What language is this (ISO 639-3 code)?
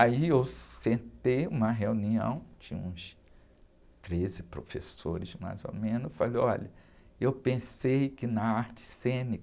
por